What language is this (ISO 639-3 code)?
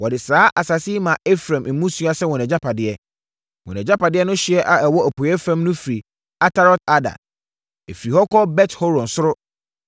aka